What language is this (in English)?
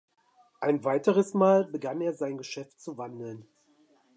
German